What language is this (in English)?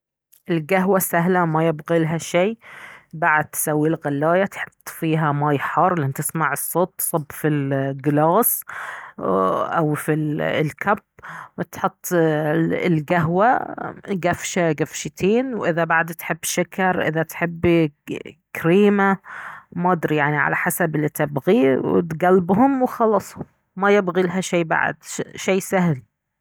Baharna Arabic